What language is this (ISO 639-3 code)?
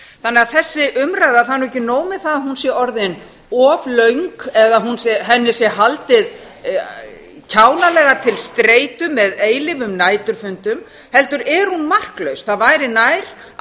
isl